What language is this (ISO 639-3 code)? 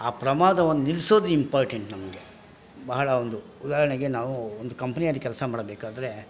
kan